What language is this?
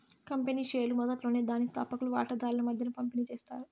Telugu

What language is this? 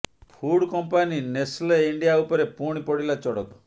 Odia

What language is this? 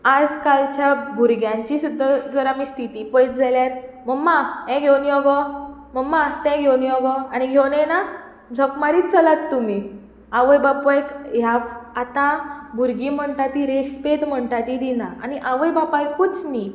Konkani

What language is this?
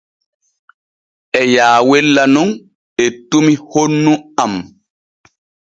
Borgu Fulfulde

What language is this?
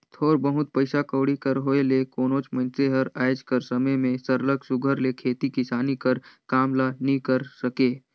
Chhattisgarhi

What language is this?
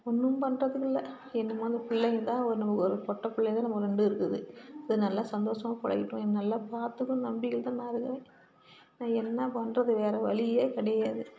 Tamil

